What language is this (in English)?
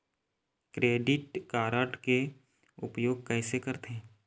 Chhattisgarhi